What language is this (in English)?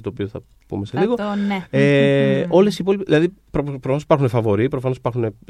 Greek